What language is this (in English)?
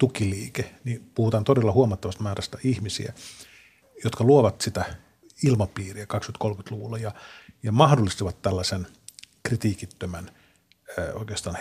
Finnish